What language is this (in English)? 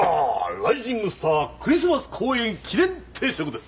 Japanese